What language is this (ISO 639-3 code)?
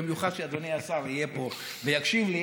heb